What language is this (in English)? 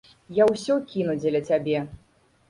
Belarusian